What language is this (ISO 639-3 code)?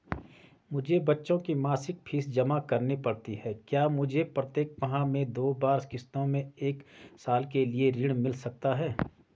hin